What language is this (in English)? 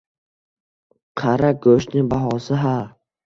Uzbek